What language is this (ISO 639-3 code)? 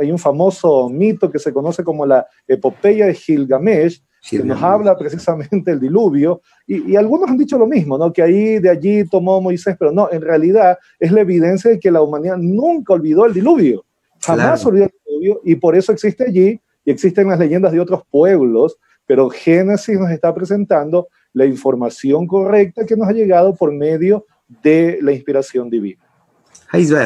spa